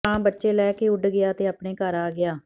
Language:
Punjabi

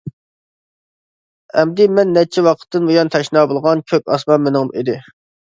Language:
Uyghur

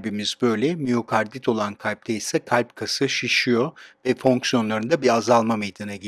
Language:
Turkish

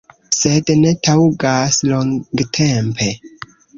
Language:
Esperanto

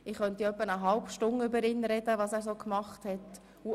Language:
Swiss German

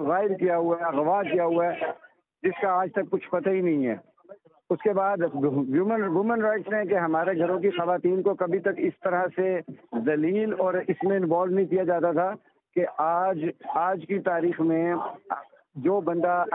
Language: Urdu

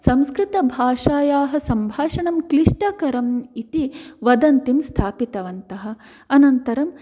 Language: Sanskrit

